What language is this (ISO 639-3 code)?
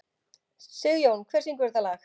isl